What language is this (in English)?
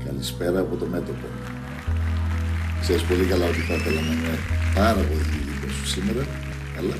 Greek